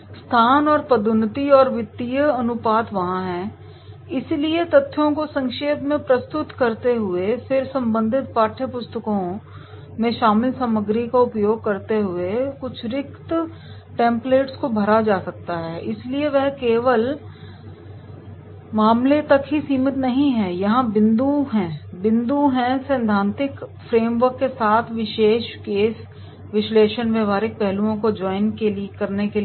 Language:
Hindi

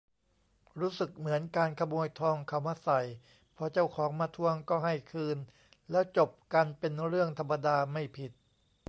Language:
Thai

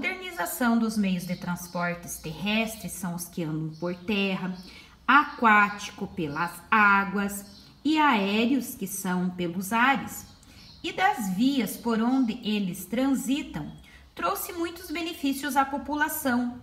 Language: Portuguese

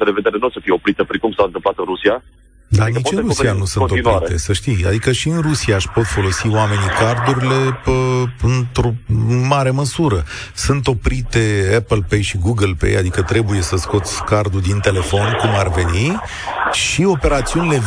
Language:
Romanian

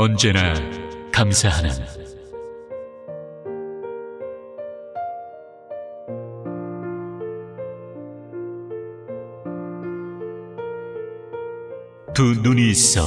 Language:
Korean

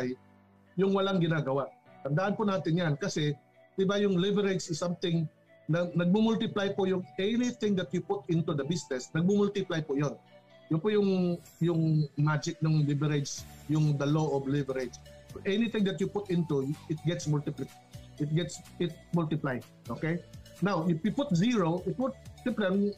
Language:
Filipino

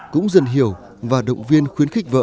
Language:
Vietnamese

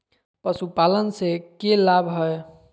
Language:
Magahi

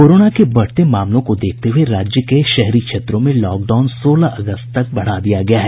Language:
Hindi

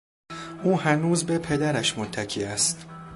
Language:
Persian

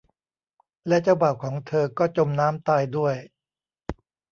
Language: Thai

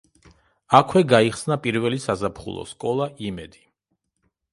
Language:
Georgian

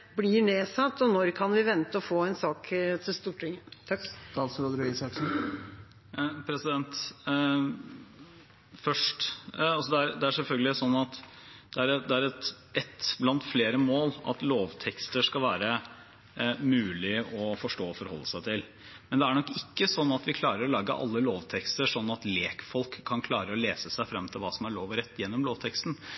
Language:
Norwegian Bokmål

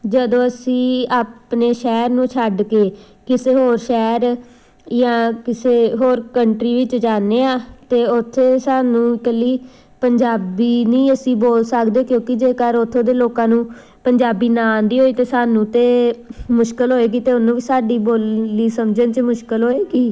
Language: Punjabi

